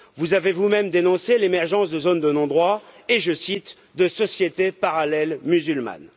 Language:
French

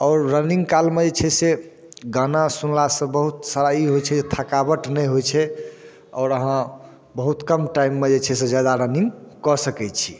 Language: Maithili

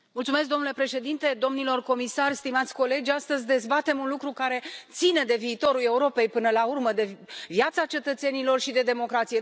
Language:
Romanian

